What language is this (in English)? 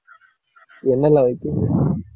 Tamil